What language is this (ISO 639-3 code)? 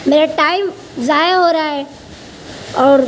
urd